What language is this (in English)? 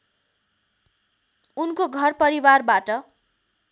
Nepali